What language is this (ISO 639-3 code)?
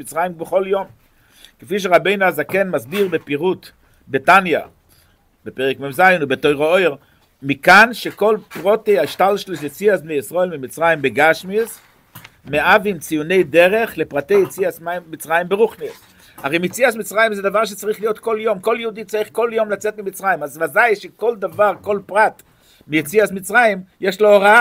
heb